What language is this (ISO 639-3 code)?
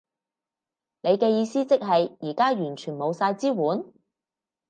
yue